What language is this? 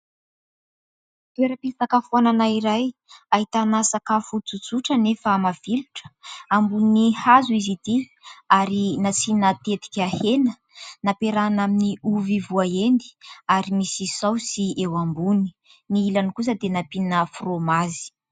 Malagasy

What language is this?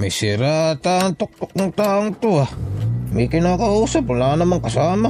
Filipino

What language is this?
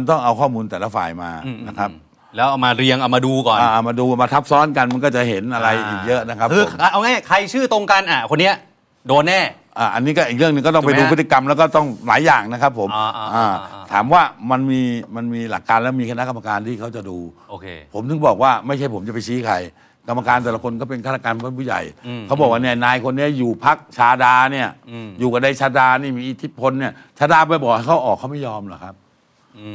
Thai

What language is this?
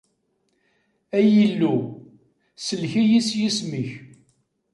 Kabyle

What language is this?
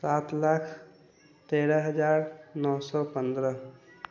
Maithili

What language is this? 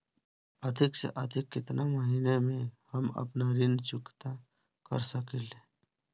Bhojpuri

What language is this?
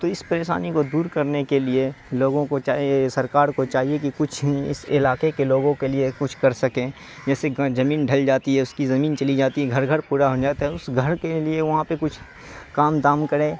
Urdu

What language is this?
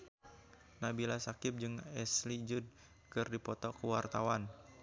Sundanese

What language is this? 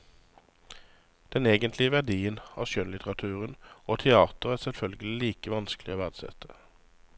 Norwegian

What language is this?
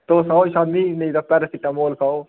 Dogri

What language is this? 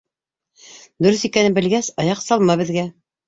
Bashkir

